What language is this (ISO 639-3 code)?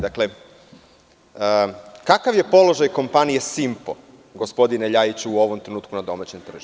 srp